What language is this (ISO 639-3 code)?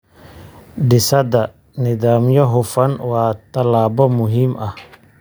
som